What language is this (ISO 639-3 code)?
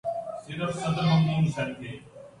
urd